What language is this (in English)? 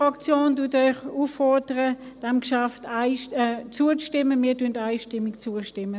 Swiss German